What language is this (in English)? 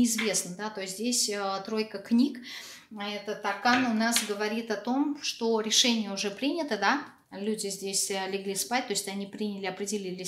Russian